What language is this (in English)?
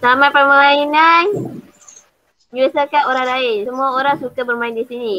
Malay